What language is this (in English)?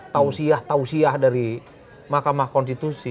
Indonesian